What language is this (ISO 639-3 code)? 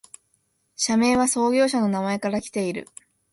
jpn